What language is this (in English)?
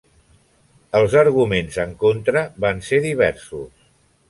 Catalan